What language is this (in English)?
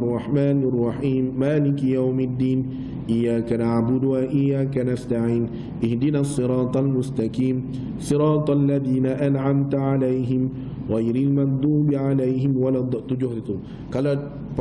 Malay